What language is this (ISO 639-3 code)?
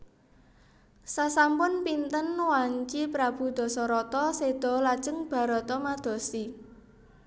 jav